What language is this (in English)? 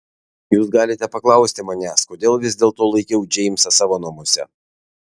Lithuanian